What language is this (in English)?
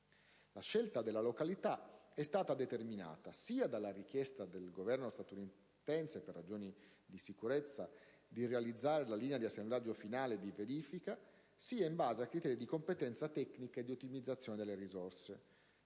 Italian